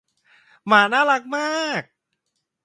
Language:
Thai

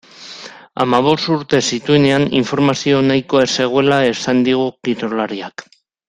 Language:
Basque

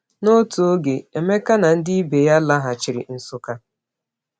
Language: Igbo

